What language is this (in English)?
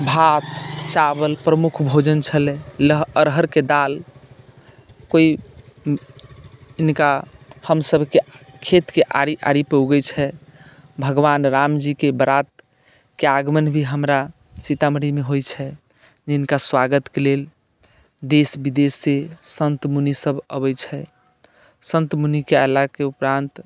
Maithili